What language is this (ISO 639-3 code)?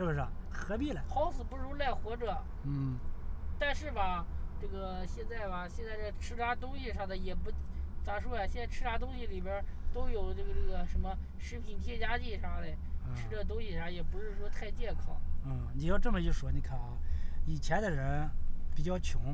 zho